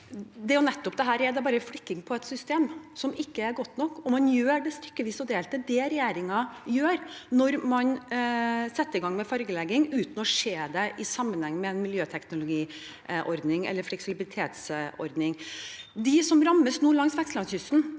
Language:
Norwegian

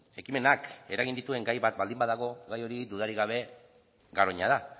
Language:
Basque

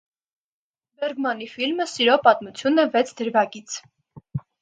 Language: Armenian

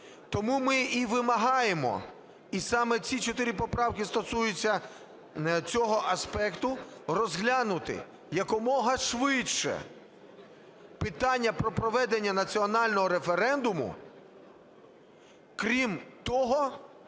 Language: Ukrainian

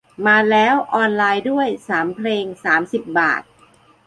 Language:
Thai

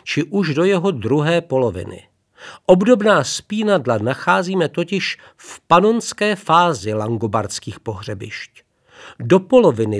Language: Czech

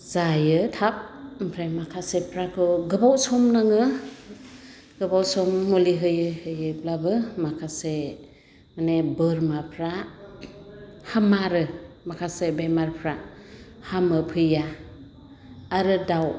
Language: Bodo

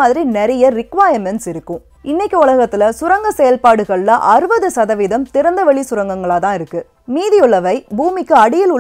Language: Turkish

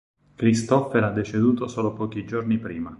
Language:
Italian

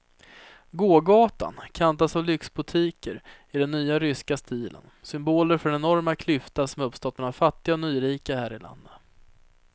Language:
Swedish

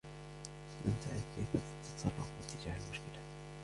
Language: Arabic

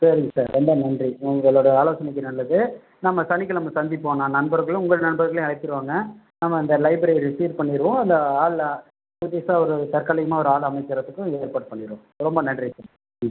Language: Tamil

